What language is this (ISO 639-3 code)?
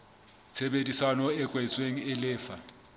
sot